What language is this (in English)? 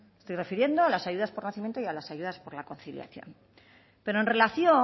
Spanish